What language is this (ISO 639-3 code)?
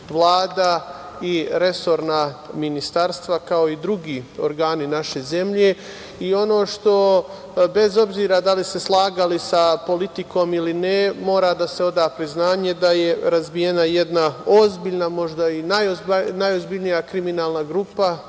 srp